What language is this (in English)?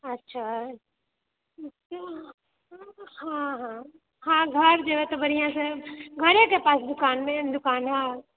Maithili